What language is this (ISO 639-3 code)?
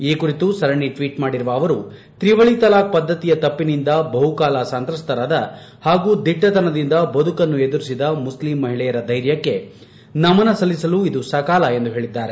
kan